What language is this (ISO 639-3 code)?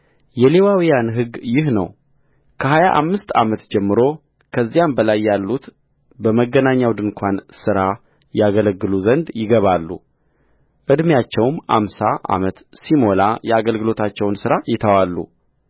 amh